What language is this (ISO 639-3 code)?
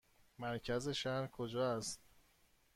fas